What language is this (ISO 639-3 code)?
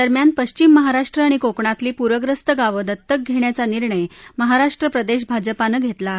mar